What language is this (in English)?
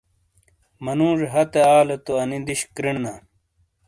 Shina